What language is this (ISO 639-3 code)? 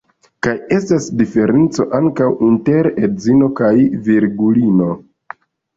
epo